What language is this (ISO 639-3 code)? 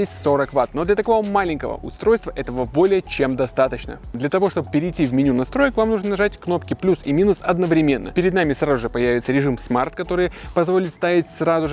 rus